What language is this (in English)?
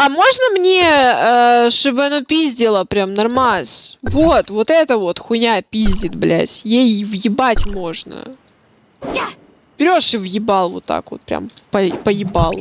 Russian